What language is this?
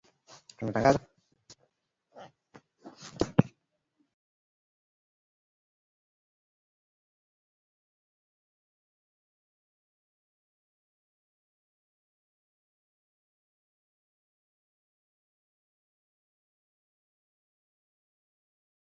Swahili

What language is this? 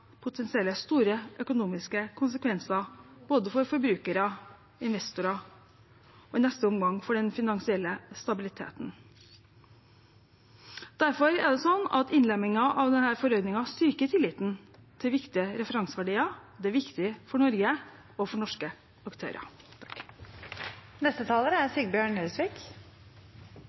Norwegian Bokmål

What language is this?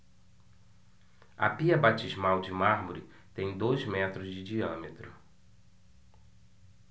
Portuguese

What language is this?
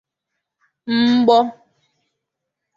Igbo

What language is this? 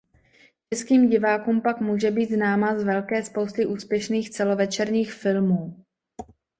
Czech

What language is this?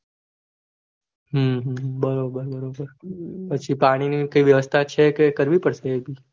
Gujarati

